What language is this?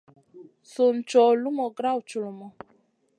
Masana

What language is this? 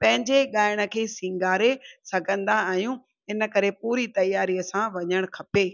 Sindhi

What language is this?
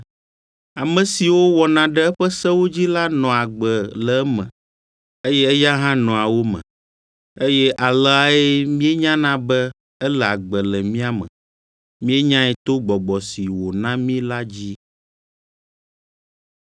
Ewe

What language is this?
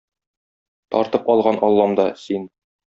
Tatar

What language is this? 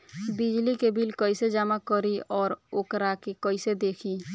Bhojpuri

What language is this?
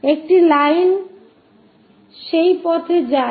Bangla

